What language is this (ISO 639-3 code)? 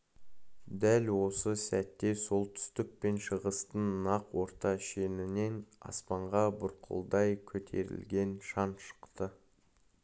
kaz